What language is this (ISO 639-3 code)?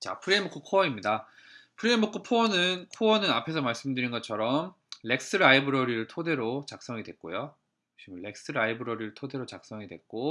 kor